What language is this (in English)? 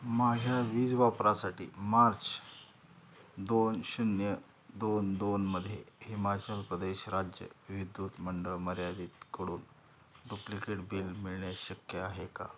Marathi